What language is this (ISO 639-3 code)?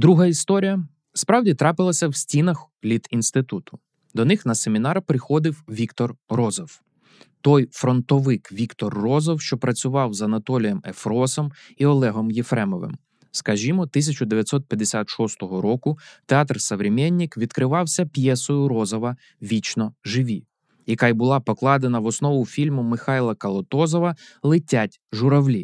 ukr